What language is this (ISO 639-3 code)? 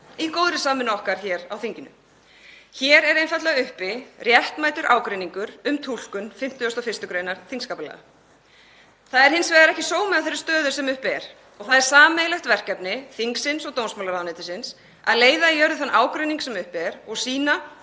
isl